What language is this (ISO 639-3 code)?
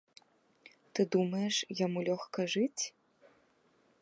bel